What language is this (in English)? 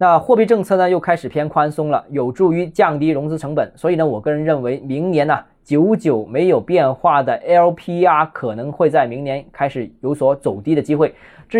Chinese